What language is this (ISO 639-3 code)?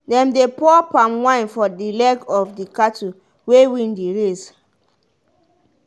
pcm